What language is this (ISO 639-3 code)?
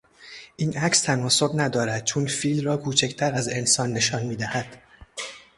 fas